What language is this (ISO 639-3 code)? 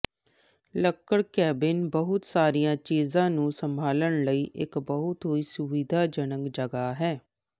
pan